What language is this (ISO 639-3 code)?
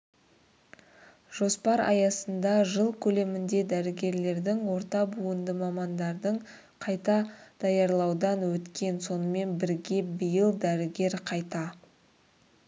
kaz